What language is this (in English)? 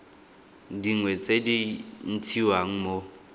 Tswana